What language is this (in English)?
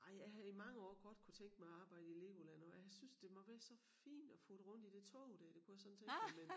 Danish